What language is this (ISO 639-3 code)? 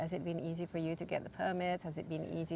ind